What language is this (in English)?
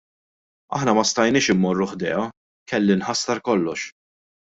Maltese